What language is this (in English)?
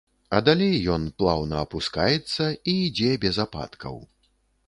Belarusian